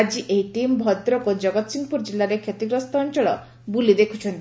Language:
Odia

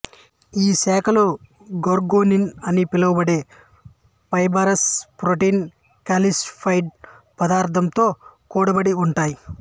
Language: Telugu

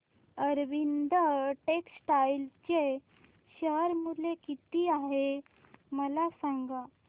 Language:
Marathi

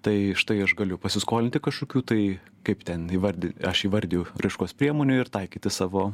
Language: Lithuanian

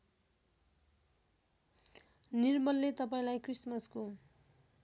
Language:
Nepali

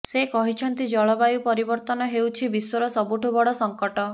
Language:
Odia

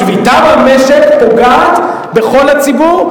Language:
Hebrew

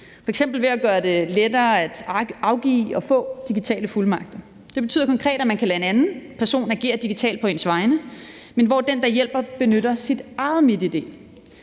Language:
Danish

